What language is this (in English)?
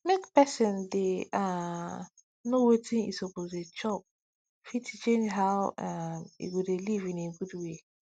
Nigerian Pidgin